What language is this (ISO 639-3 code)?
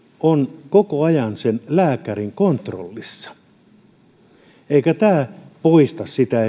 fin